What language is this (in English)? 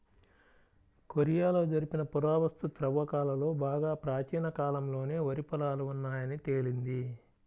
Telugu